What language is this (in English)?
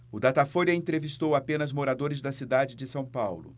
Portuguese